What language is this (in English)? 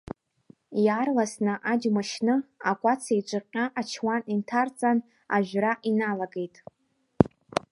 Abkhazian